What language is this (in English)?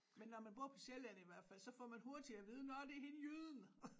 Danish